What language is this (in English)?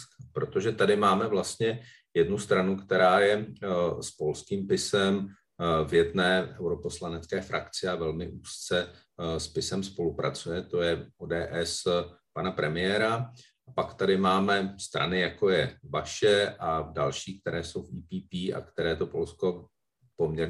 Czech